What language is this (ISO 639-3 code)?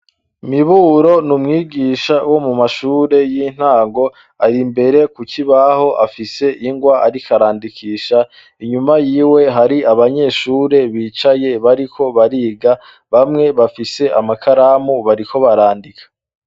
run